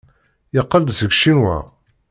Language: Kabyle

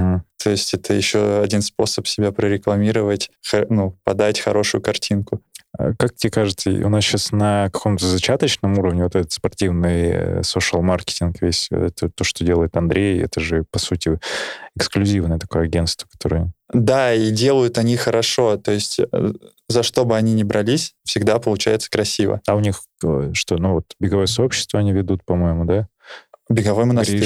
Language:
Russian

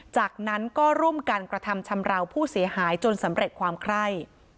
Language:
Thai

